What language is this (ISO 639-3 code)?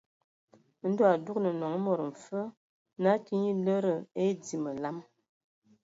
ewo